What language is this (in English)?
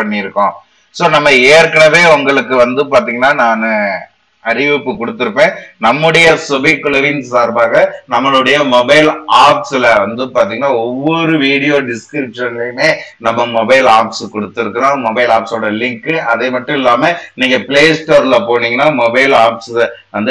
Tamil